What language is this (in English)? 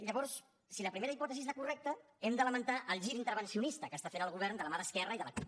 Catalan